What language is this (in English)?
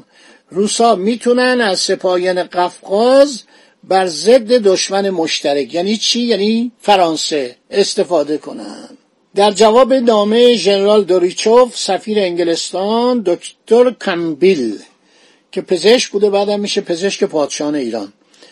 Persian